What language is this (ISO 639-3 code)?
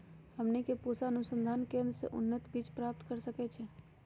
mag